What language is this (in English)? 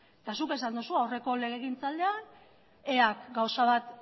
Basque